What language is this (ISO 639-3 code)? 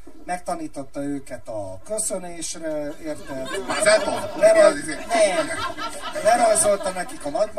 hun